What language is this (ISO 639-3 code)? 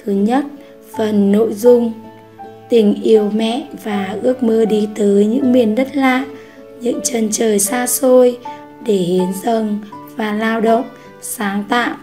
vie